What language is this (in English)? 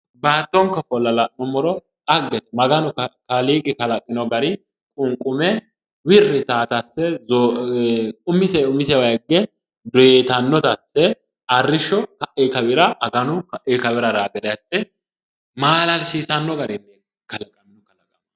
Sidamo